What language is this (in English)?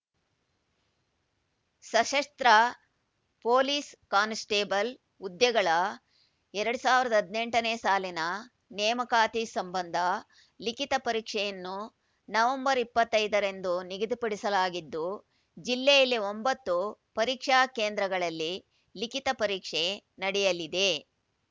Kannada